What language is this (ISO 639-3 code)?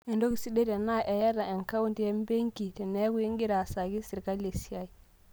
mas